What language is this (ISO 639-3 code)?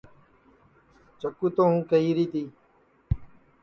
ssi